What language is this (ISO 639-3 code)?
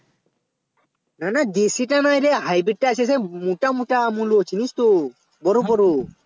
ben